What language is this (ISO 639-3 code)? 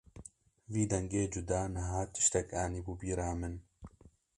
kur